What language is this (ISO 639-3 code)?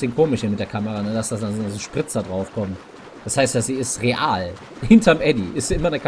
deu